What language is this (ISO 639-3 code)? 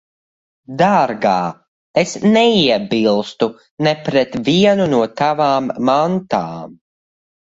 lav